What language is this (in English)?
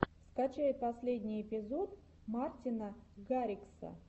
Russian